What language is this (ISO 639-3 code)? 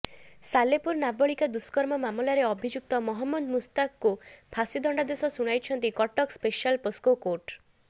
ori